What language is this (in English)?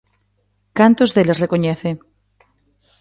Galician